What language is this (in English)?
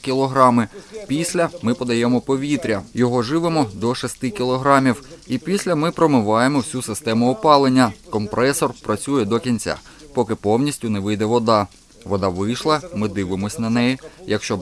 Ukrainian